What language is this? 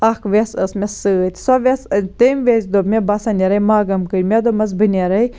Kashmiri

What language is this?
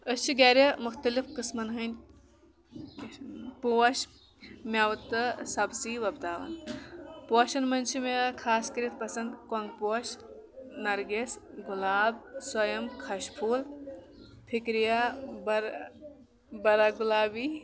Kashmiri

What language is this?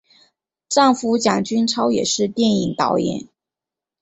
Chinese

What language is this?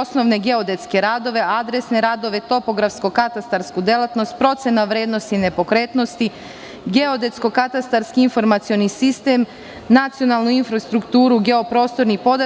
Serbian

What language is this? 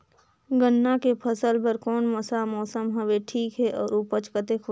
Chhattisgarhi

